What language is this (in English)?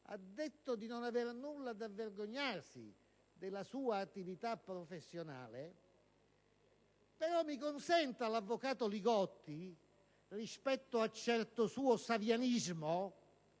Italian